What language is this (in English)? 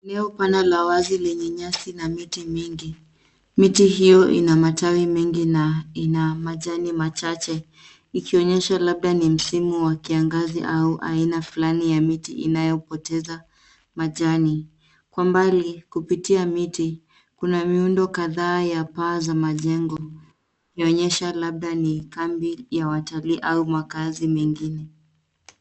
Swahili